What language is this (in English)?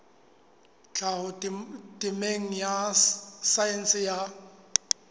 Southern Sotho